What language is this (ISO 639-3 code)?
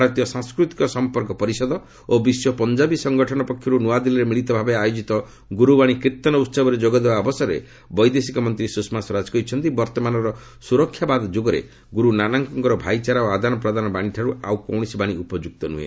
ori